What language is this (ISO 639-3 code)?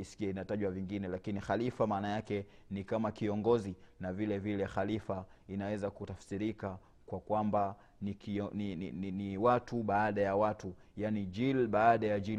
swa